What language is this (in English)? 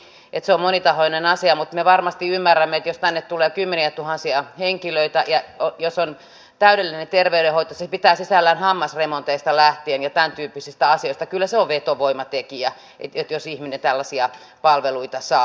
Finnish